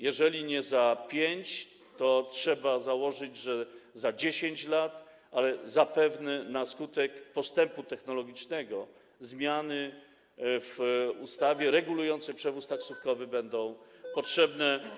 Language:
Polish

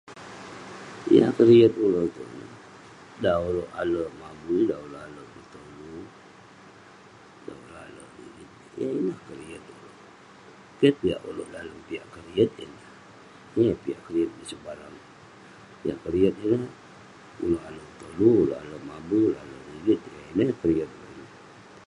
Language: Western Penan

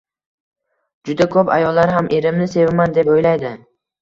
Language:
Uzbek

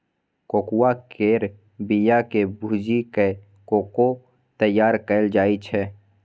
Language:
Maithili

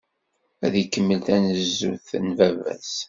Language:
Kabyle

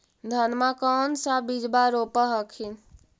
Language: Magahi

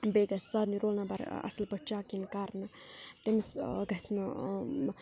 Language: Kashmiri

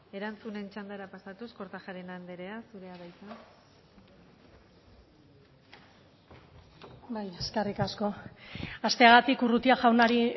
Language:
Basque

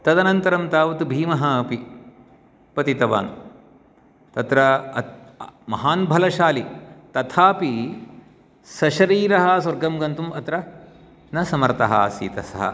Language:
Sanskrit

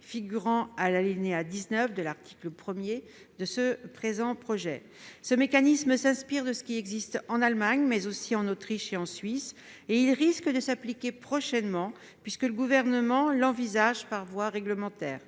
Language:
French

